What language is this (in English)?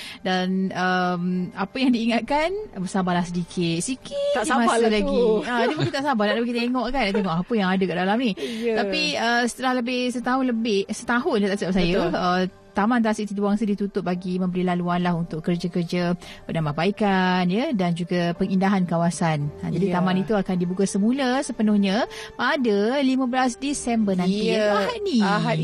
Malay